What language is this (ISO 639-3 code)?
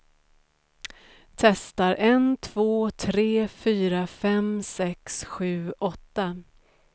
swe